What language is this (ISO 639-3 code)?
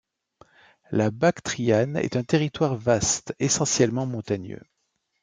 fra